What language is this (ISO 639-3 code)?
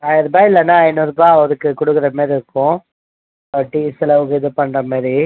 tam